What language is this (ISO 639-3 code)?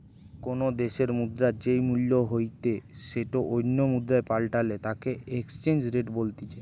ben